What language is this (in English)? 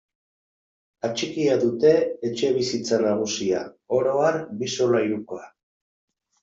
Basque